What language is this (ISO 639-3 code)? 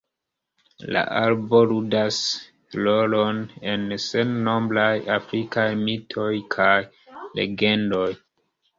epo